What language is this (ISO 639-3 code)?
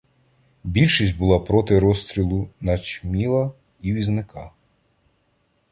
ukr